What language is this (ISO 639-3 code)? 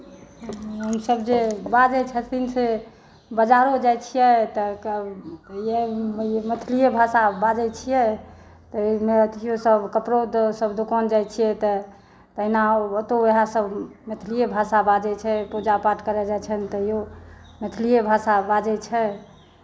mai